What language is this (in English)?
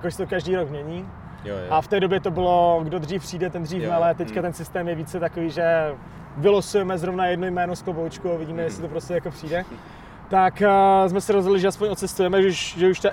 Czech